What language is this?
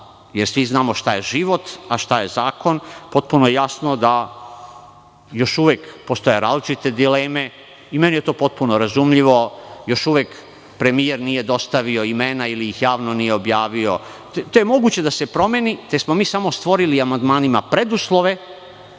Serbian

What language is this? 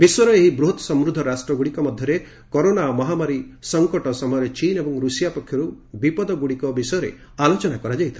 Odia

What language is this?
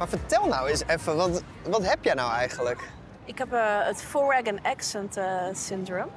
Dutch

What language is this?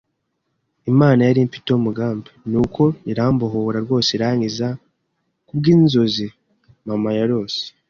Kinyarwanda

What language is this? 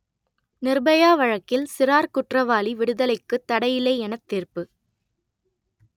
Tamil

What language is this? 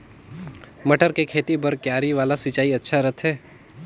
Chhattisgarhi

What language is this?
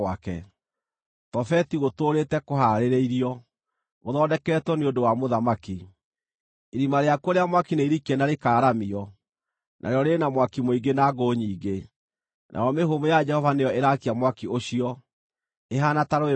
Kikuyu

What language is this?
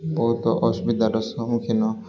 Odia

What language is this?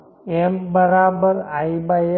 Gujarati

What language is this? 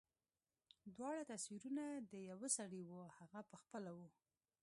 Pashto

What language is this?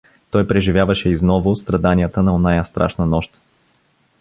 Bulgarian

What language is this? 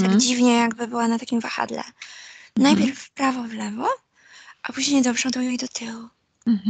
Polish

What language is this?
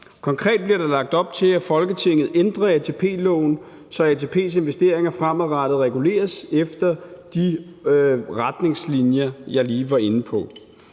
Danish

